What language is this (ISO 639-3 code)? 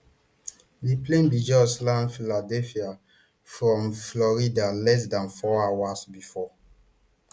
pcm